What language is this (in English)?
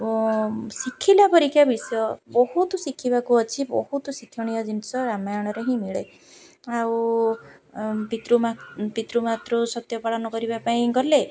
Odia